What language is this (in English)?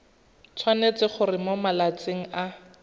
Tswana